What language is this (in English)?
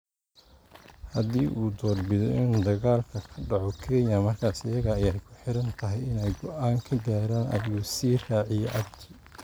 Somali